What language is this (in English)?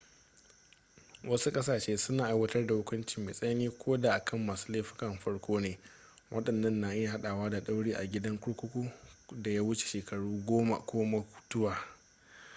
Hausa